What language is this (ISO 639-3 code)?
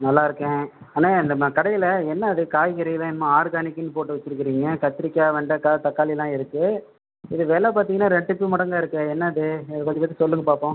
tam